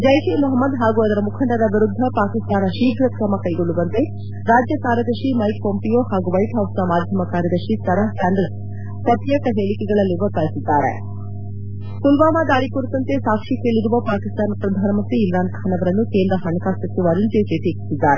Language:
Kannada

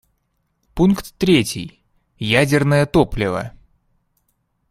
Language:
Russian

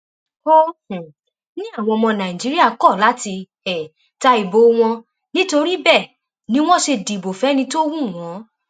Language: Yoruba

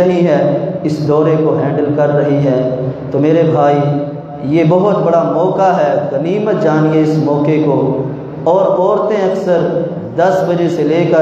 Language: Arabic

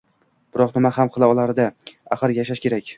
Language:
Uzbek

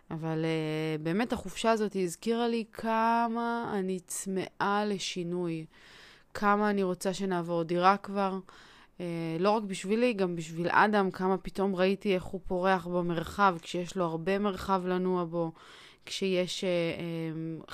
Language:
Hebrew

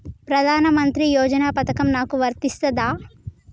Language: Telugu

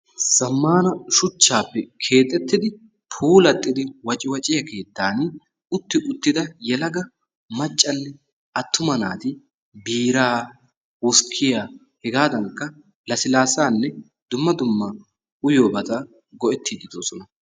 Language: Wolaytta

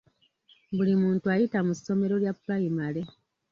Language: Ganda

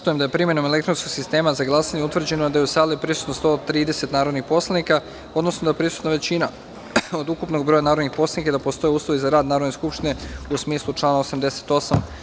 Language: Serbian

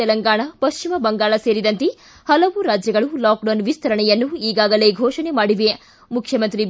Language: Kannada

